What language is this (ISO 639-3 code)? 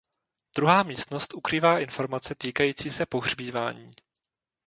ces